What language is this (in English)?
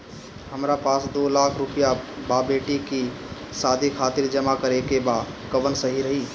Bhojpuri